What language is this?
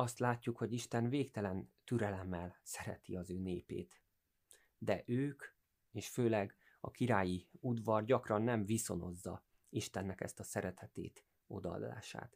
Hungarian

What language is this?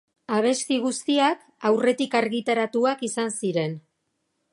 Basque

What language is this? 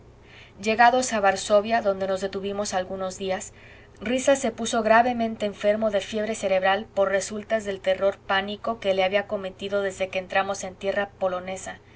Spanish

